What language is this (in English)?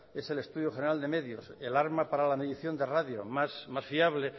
Spanish